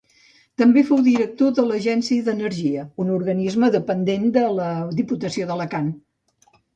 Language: Catalan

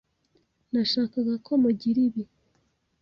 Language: Kinyarwanda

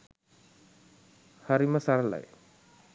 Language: Sinhala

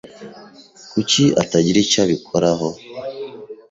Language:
Kinyarwanda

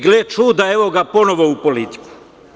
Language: Serbian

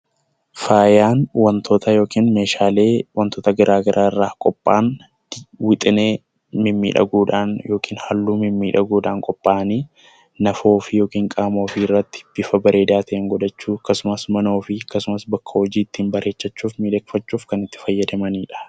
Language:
Oromo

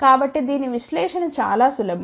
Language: Telugu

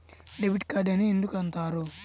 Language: Telugu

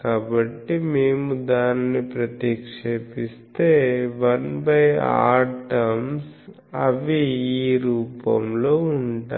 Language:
Telugu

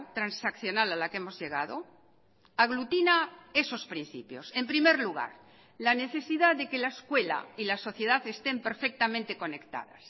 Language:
Spanish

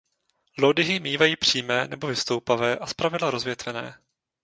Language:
Czech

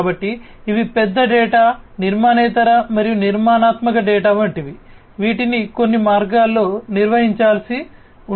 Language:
Telugu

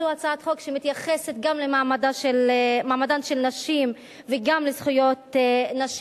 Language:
Hebrew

